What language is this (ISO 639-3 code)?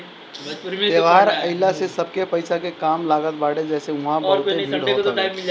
bho